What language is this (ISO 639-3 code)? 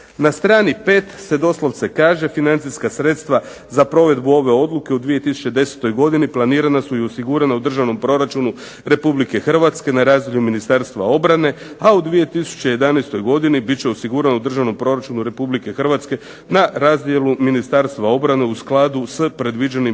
hrv